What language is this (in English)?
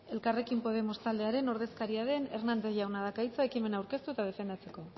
Basque